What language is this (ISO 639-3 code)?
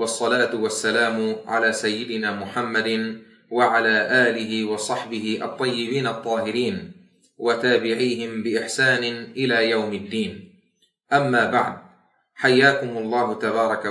ara